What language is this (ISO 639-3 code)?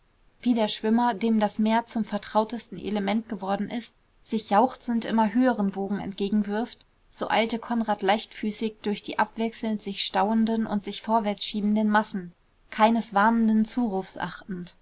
deu